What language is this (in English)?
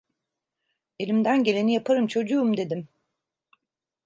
Turkish